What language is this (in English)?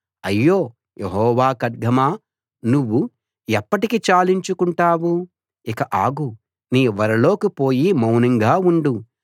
Telugu